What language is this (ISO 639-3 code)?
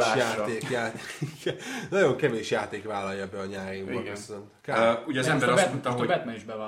hun